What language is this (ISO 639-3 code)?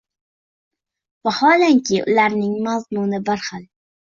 uzb